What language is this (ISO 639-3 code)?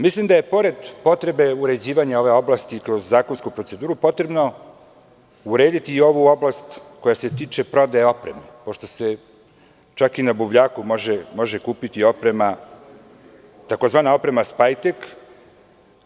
srp